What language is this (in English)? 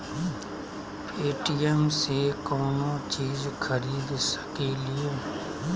Magahi